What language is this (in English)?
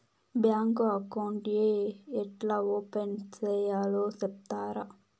Telugu